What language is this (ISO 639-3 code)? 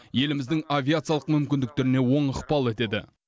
kaz